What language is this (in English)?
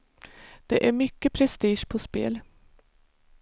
Swedish